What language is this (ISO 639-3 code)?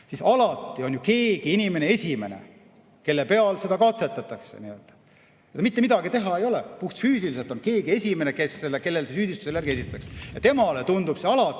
est